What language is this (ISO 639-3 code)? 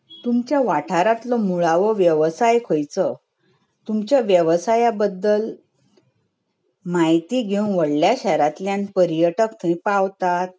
kok